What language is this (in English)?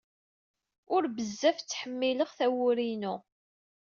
Kabyle